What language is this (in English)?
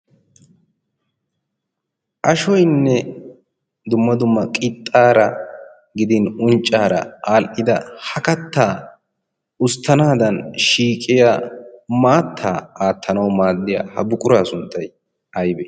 Wolaytta